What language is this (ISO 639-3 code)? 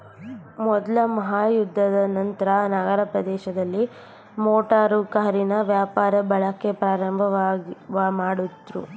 kan